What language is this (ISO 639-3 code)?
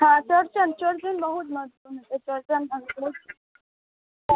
mai